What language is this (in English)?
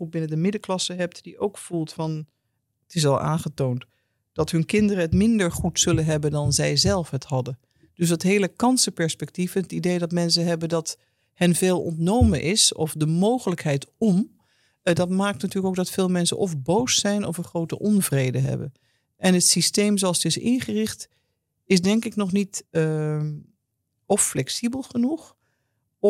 Dutch